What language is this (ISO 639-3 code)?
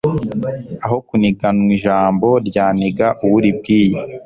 kin